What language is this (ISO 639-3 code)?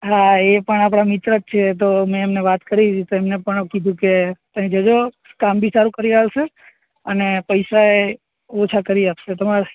guj